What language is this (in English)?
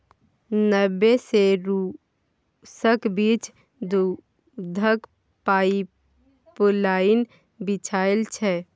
Maithili